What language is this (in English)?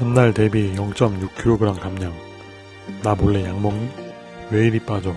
Korean